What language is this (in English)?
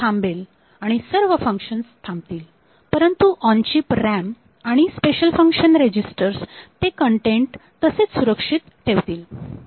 Marathi